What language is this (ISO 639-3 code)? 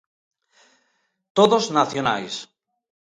glg